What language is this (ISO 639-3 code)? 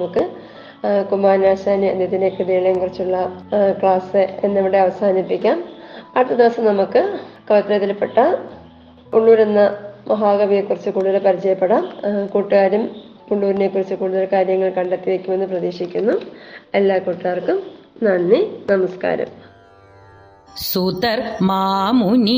mal